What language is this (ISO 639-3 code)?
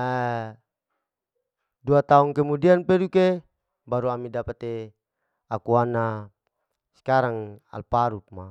alo